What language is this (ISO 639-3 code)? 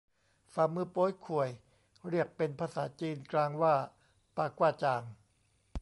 tha